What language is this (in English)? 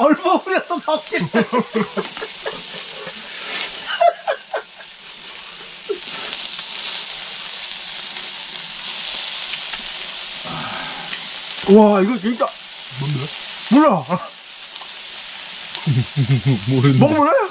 Korean